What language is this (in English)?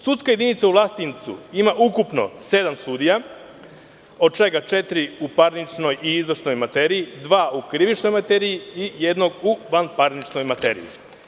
Serbian